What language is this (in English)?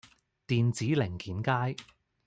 Cantonese